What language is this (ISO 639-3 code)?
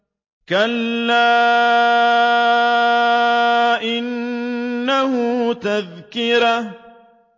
ara